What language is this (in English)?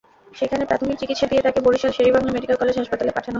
Bangla